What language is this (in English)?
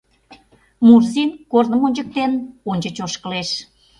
Mari